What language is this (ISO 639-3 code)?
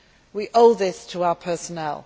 eng